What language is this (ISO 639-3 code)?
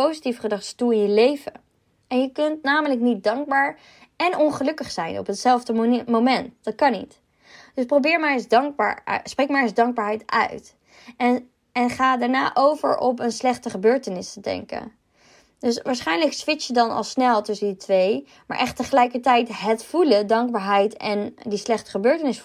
nld